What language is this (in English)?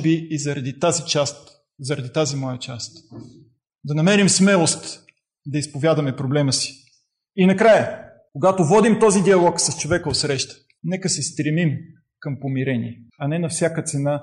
Bulgarian